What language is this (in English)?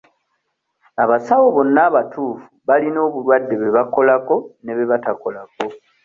Ganda